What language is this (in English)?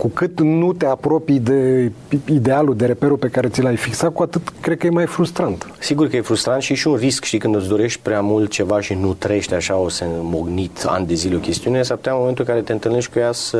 Romanian